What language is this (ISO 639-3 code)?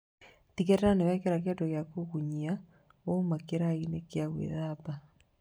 kik